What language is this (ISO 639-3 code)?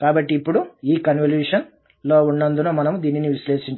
tel